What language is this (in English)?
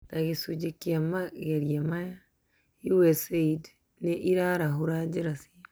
Kikuyu